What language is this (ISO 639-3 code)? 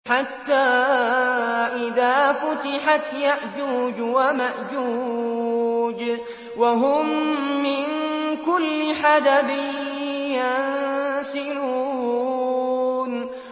ara